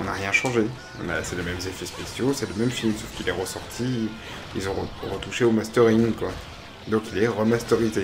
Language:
French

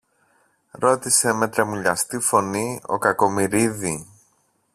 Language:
Greek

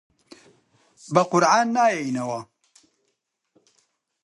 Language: Central Kurdish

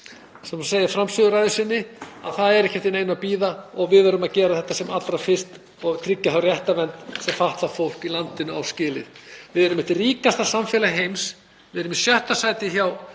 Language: Icelandic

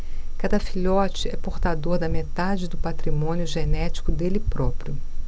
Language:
Portuguese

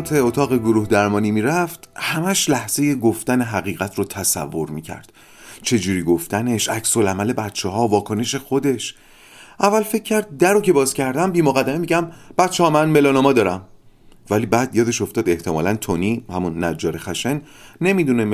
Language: Persian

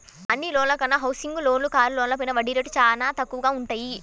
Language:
Telugu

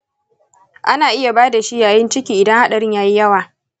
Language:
Hausa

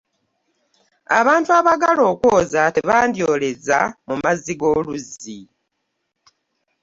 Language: Ganda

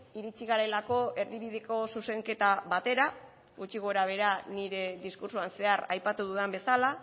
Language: Basque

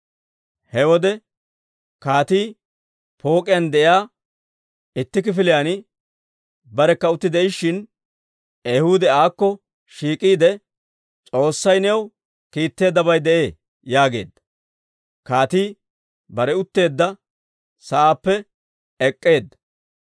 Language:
Dawro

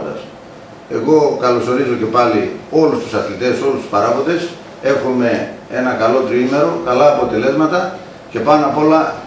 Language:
Greek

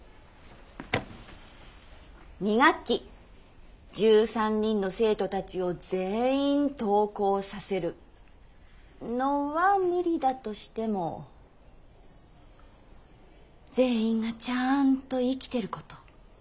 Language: Japanese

